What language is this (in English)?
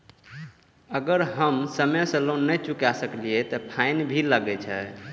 Maithili